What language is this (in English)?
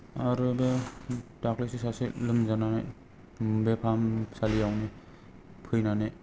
Bodo